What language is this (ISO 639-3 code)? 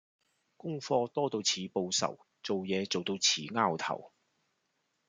yue